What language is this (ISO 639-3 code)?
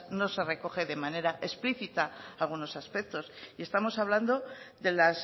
spa